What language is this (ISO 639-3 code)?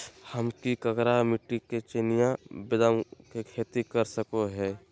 mag